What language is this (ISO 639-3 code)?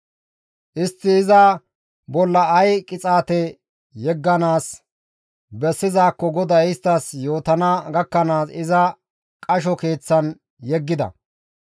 gmv